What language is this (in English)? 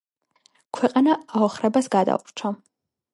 Georgian